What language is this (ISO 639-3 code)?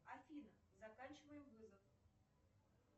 rus